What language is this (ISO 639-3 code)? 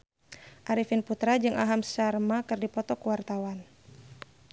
sun